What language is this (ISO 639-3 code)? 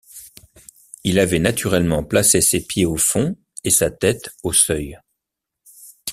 fra